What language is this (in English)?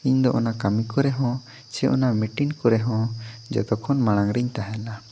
Santali